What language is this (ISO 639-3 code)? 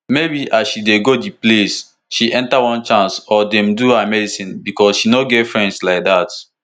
pcm